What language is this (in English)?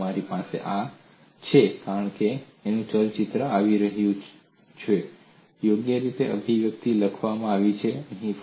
Gujarati